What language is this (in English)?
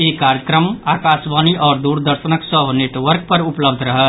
Maithili